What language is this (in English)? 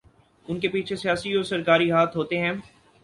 Urdu